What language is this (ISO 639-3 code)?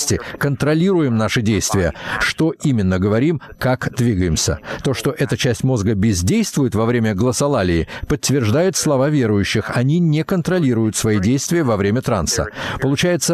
rus